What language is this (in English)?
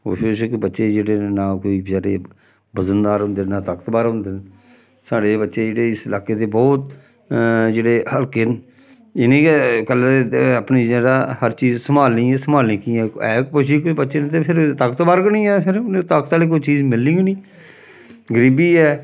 Dogri